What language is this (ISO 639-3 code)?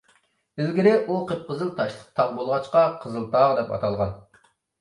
uig